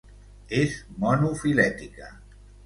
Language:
Catalan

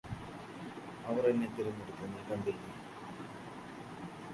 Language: Malayalam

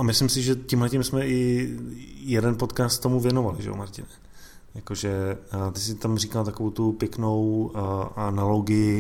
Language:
Czech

